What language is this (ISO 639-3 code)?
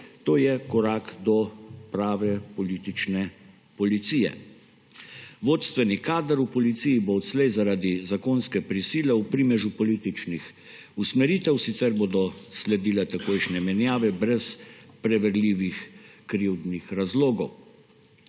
slv